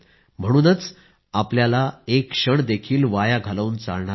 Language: Marathi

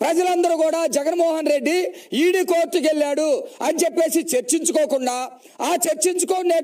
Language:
Hindi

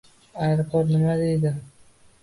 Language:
Uzbek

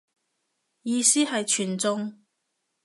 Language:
Cantonese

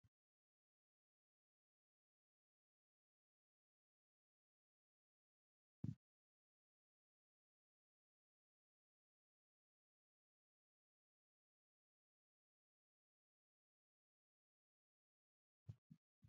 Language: Sidamo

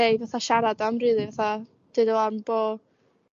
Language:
Welsh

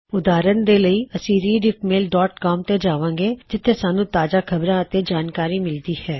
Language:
Punjabi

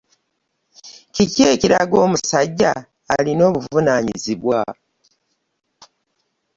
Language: Ganda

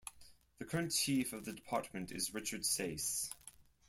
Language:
English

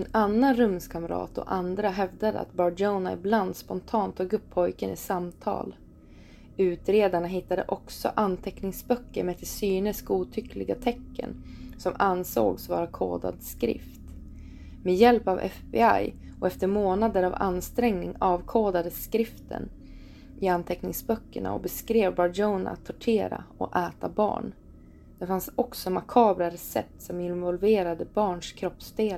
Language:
Swedish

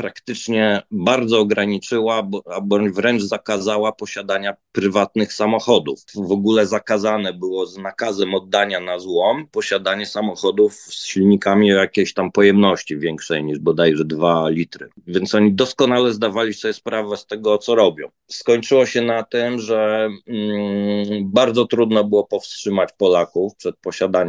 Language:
Polish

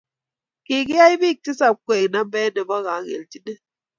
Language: Kalenjin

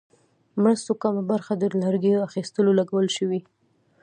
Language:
Pashto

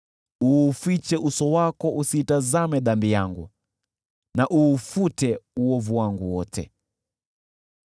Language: Swahili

